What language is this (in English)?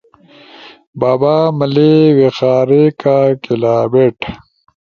Ushojo